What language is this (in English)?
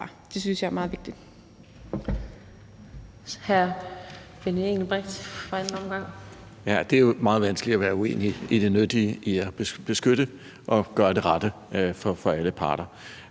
Danish